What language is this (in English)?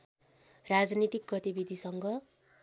Nepali